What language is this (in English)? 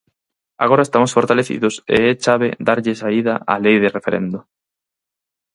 Galician